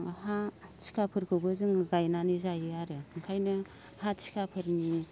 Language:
Bodo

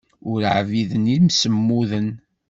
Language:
Kabyle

